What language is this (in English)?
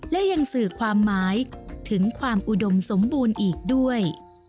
Thai